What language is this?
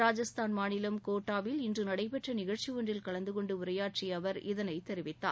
Tamil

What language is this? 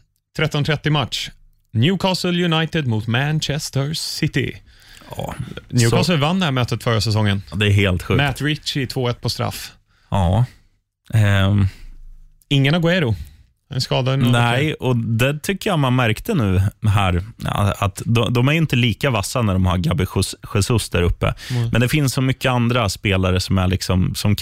Swedish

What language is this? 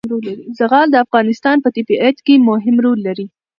Pashto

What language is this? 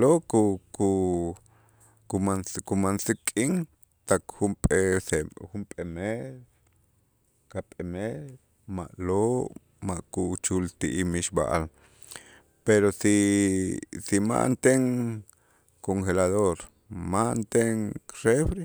Itzá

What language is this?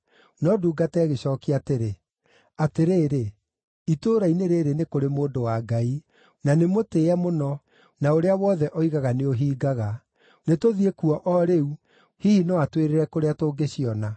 Kikuyu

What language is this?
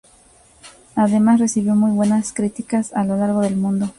Spanish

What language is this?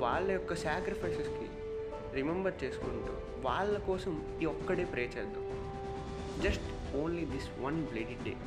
Telugu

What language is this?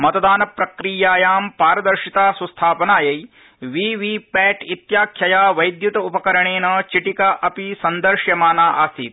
Sanskrit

